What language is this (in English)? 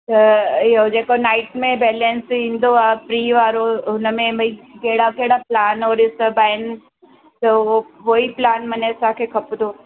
Sindhi